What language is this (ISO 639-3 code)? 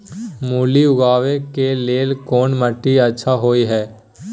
mai